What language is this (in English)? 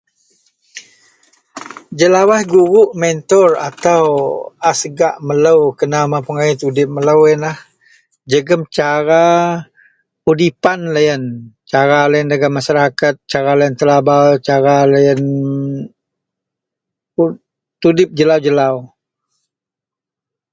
Central Melanau